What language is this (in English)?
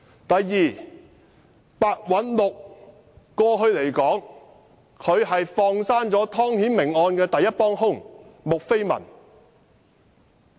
Cantonese